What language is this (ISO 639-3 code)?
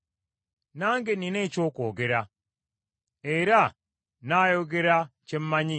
lug